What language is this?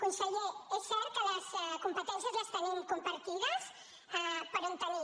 Catalan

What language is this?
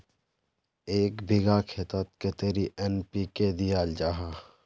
Magahi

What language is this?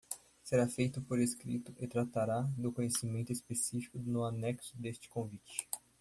Portuguese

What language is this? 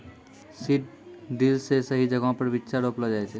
Maithili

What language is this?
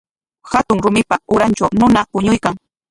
Corongo Ancash Quechua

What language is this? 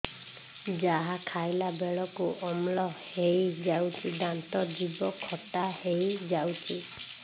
Odia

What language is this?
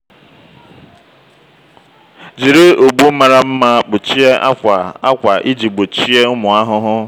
Igbo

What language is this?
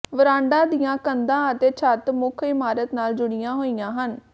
Punjabi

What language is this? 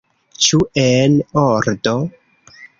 Esperanto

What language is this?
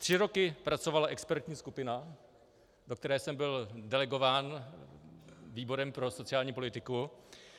Czech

